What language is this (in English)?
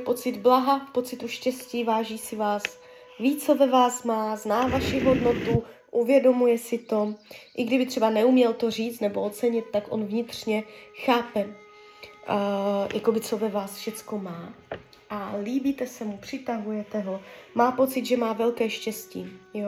Czech